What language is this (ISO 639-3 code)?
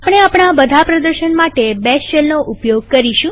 guj